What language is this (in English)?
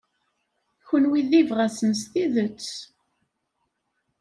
Kabyle